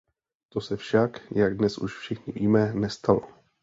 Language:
Czech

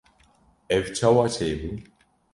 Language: Kurdish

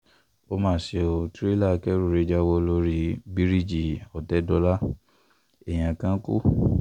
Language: Yoruba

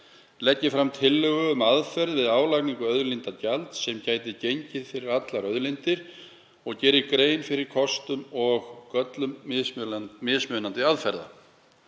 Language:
Icelandic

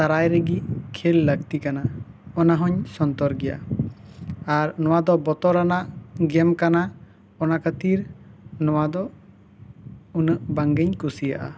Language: Santali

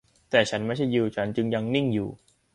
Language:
Thai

